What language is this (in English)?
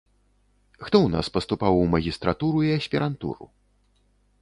Belarusian